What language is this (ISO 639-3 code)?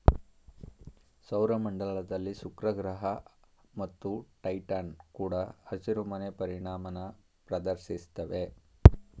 kan